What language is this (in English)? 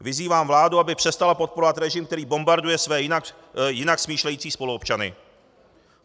Czech